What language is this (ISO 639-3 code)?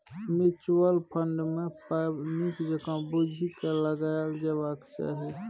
mai